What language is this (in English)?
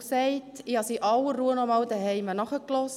Swiss German